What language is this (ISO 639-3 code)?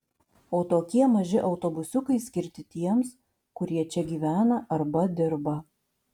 lit